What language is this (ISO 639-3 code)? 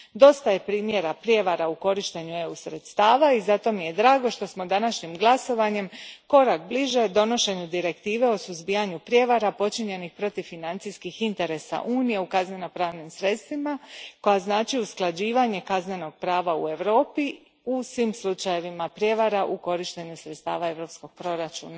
hrv